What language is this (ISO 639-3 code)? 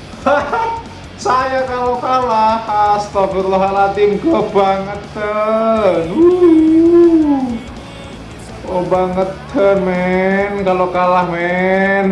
ind